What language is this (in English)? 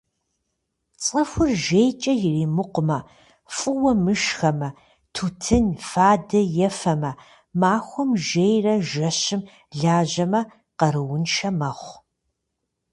Kabardian